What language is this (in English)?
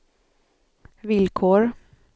Swedish